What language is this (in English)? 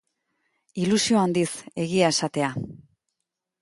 Basque